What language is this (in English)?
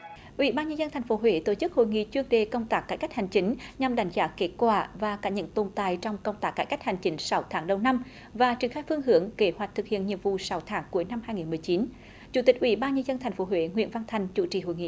Vietnamese